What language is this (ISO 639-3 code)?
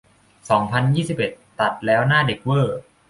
tha